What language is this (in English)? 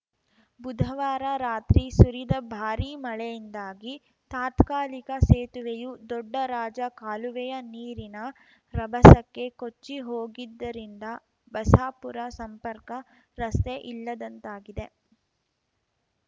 Kannada